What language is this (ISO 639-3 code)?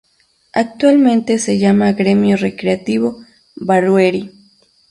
spa